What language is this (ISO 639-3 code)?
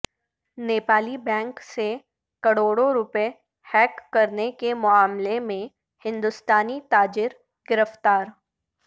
urd